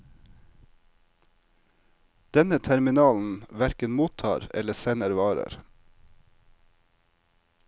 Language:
Norwegian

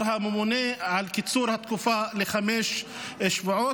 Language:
Hebrew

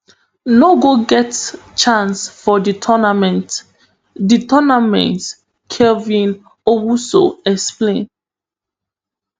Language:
Nigerian Pidgin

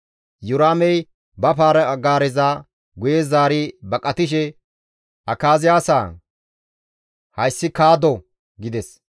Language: Gamo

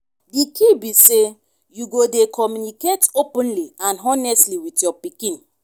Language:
Nigerian Pidgin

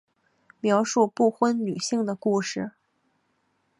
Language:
Chinese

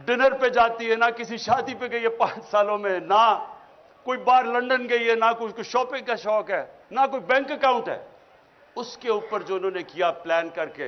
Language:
Urdu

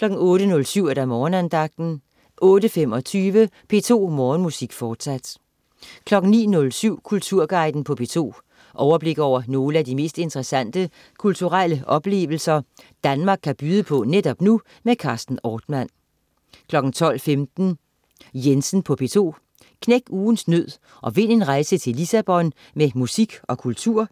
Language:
Danish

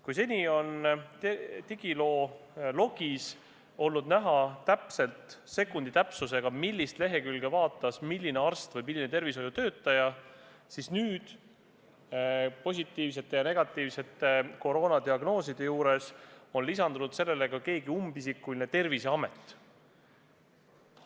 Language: Estonian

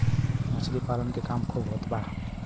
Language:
Bhojpuri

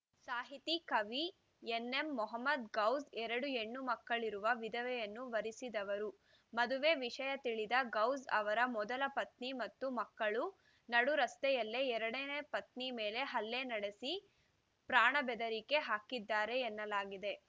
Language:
Kannada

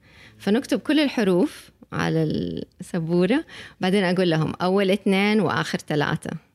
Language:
Arabic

